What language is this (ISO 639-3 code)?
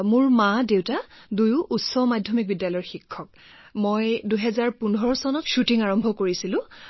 asm